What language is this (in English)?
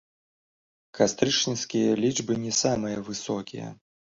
Belarusian